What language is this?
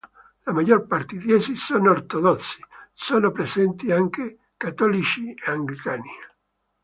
Italian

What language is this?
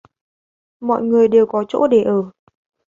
Vietnamese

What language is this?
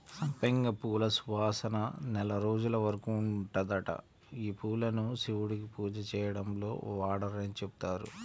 Telugu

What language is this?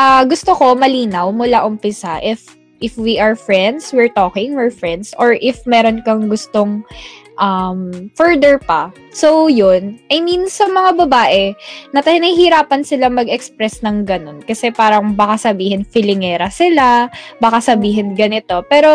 Filipino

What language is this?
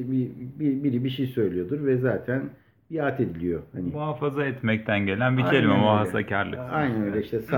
Turkish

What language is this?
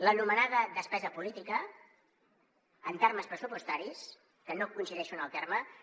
Catalan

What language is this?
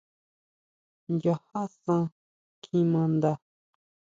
Huautla Mazatec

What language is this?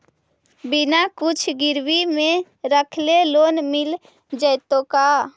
Magahi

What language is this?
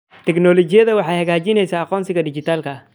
Somali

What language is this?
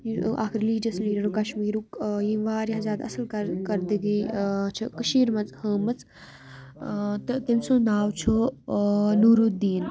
Kashmiri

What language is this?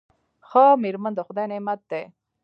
Pashto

